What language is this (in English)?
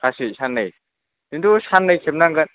Bodo